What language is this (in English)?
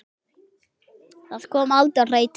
Icelandic